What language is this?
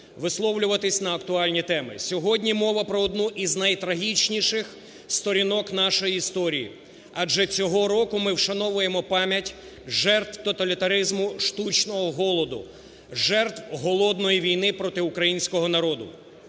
Ukrainian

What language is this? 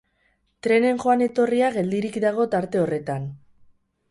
Basque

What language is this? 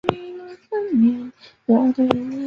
Chinese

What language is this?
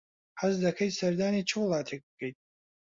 Central Kurdish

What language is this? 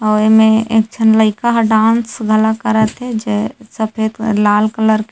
Chhattisgarhi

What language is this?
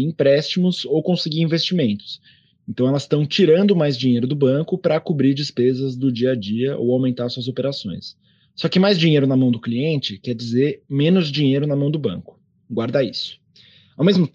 Portuguese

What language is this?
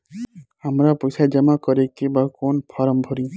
Bhojpuri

